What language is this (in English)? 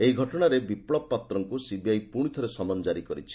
Odia